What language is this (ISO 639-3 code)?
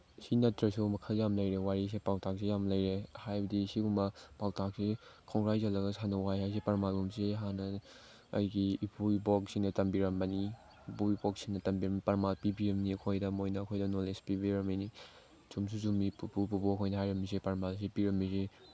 mni